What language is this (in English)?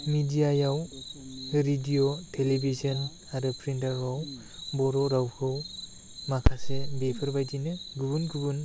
Bodo